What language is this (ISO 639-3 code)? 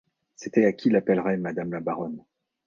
fra